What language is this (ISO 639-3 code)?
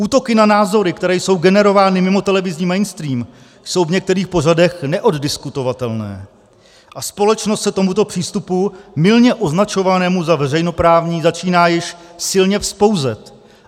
ces